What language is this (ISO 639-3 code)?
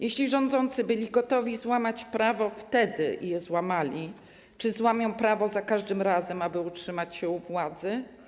pol